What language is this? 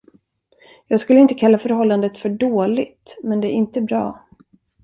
Swedish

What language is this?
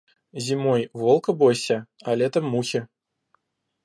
Russian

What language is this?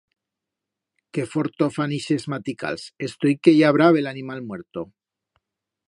Aragonese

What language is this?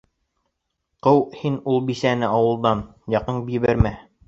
Bashkir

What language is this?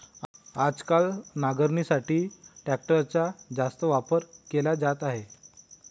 Marathi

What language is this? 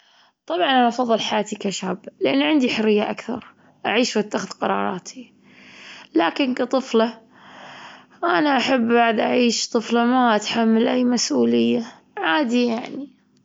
Gulf Arabic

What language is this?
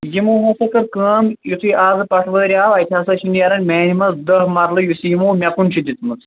Kashmiri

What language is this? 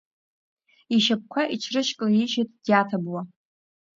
Abkhazian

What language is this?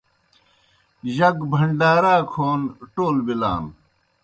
Kohistani Shina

